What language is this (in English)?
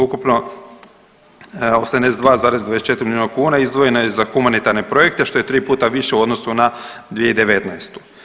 Croatian